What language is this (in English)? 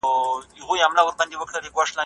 Pashto